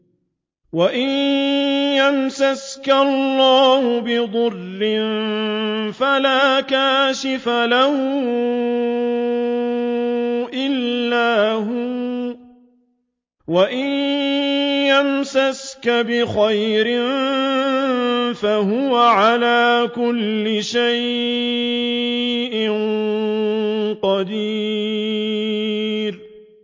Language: Arabic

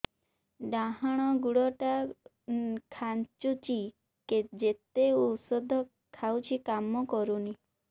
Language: Odia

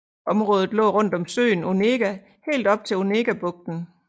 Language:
Danish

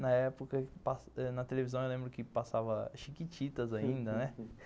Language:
Portuguese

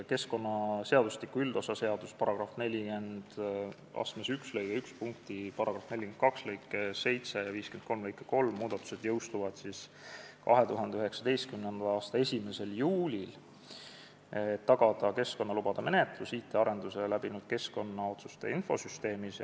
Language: Estonian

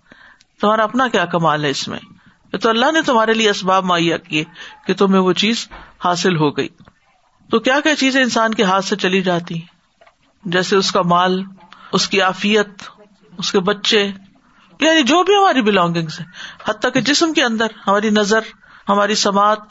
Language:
Urdu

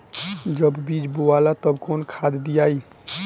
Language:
Bhojpuri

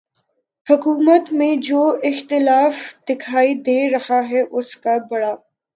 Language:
Urdu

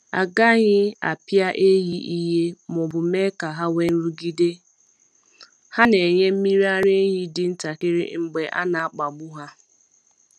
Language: Igbo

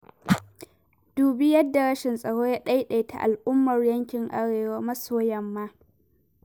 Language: Hausa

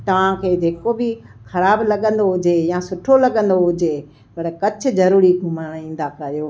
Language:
Sindhi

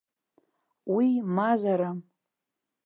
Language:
Abkhazian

